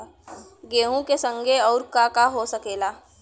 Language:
Bhojpuri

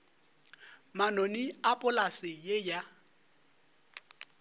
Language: Northern Sotho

